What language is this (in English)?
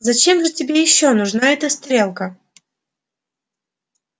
Russian